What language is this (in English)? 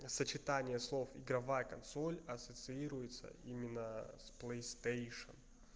Russian